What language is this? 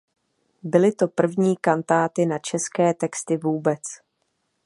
Czech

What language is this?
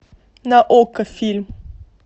Russian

